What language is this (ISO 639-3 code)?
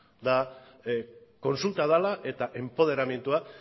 eus